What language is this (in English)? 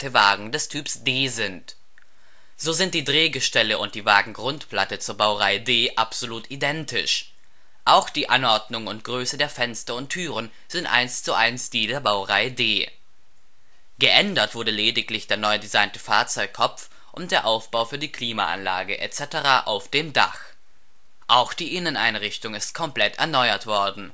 German